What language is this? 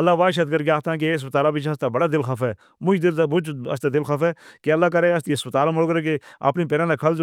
Northern Hindko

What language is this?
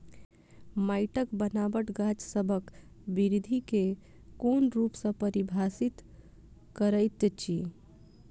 Maithili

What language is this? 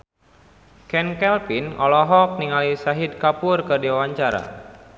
Sundanese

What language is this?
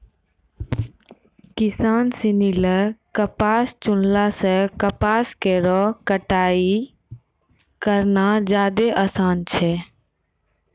Maithili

